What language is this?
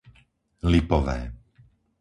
Slovak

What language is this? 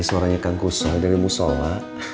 Indonesian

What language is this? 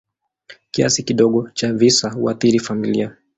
Swahili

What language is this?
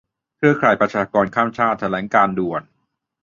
Thai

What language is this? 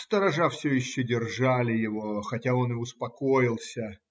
Russian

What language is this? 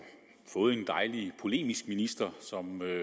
Danish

